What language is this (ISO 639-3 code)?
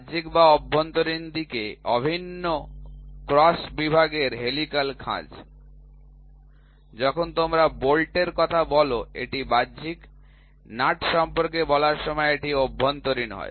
ben